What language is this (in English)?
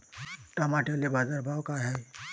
Marathi